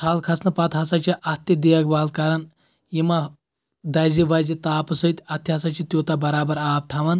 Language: Kashmiri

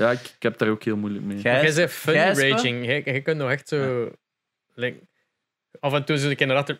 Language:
Dutch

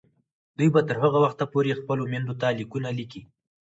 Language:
Pashto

